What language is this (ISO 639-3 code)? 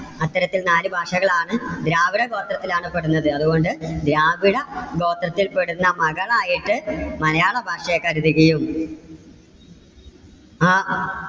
mal